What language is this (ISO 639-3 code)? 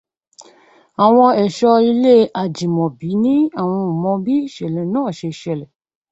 yor